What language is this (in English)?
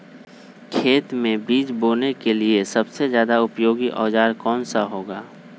Magahi